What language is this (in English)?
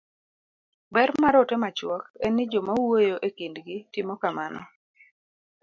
Luo (Kenya and Tanzania)